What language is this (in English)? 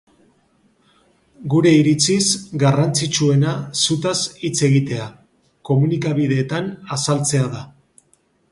Basque